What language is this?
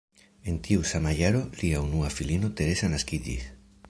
Esperanto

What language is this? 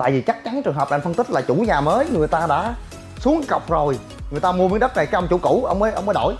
Vietnamese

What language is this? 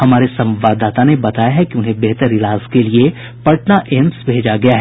Hindi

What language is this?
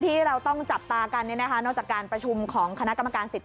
Thai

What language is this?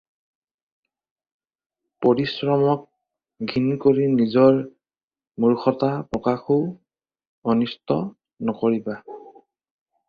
Assamese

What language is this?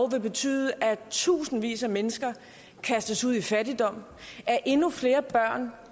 Danish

